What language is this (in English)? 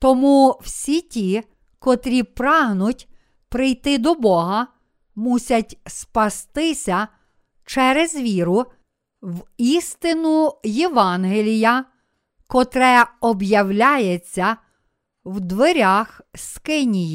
Ukrainian